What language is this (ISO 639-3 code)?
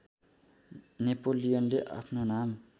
nep